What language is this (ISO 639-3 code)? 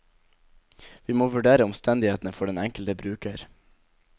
nor